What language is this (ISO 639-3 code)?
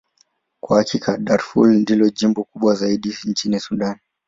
swa